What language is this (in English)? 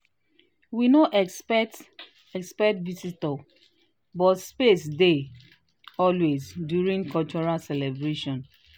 Nigerian Pidgin